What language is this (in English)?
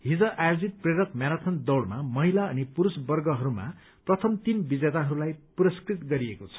Nepali